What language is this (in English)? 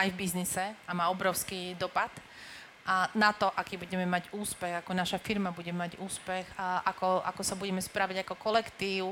Slovak